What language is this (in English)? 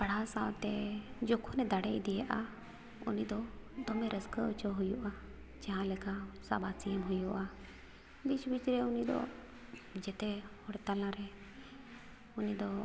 Santali